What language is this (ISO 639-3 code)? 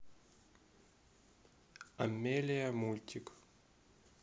rus